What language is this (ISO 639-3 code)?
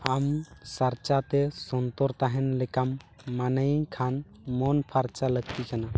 sat